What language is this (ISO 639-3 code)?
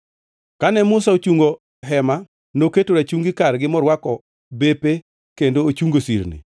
luo